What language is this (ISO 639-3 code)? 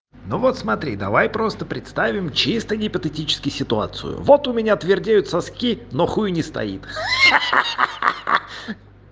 rus